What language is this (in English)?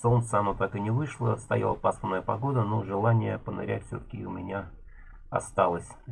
Russian